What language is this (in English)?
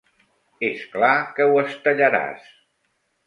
Catalan